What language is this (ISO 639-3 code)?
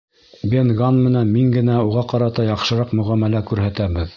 bak